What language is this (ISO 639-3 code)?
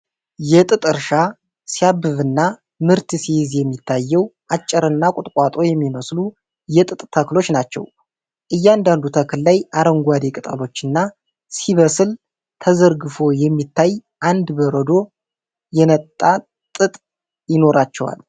amh